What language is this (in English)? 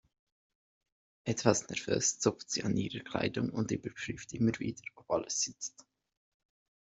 German